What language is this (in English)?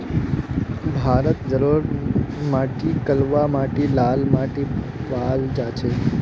Magahi